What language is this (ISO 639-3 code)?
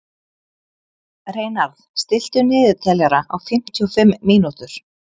isl